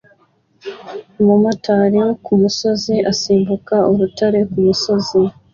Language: Kinyarwanda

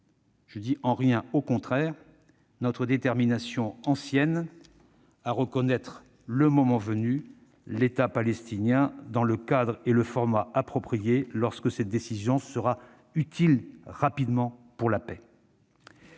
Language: French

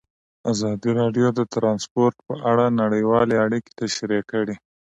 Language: Pashto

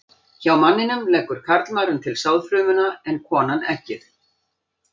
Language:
Icelandic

